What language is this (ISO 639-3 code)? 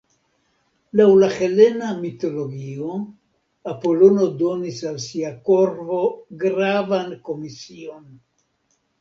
epo